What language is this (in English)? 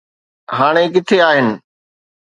Sindhi